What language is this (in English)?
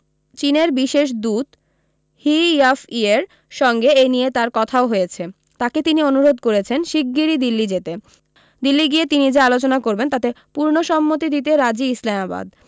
Bangla